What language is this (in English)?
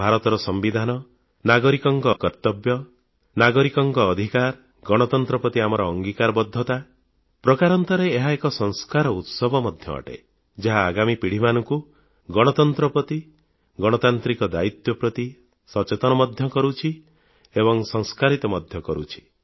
Odia